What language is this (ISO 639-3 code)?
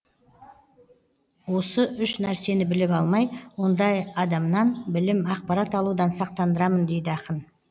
kaz